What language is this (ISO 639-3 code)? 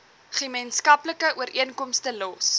afr